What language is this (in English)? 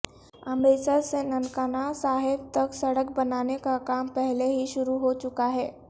Urdu